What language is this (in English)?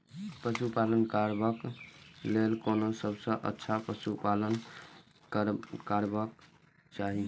Maithili